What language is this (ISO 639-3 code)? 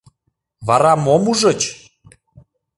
chm